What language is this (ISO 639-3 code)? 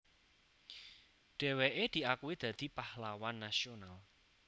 jav